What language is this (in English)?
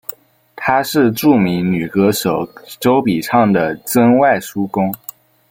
Chinese